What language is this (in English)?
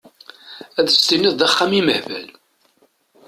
Kabyle